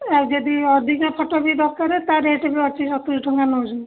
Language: Odia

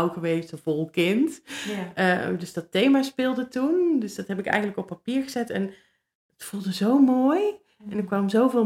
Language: Dutch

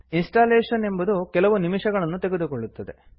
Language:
Kannada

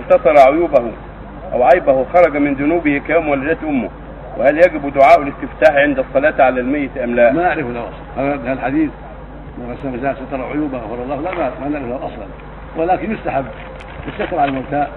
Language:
Arabic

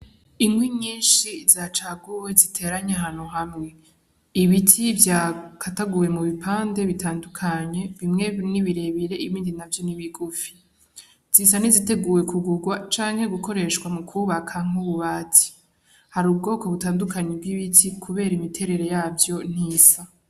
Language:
Rundi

